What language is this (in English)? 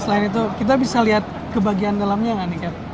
Indonesian